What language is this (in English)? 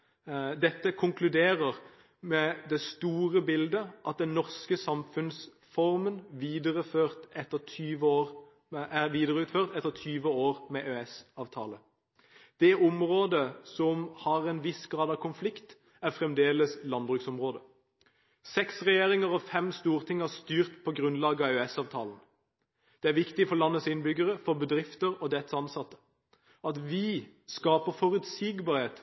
Norwegian Bokmål